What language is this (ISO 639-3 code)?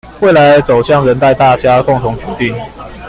zho